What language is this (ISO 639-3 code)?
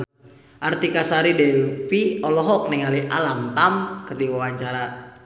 sun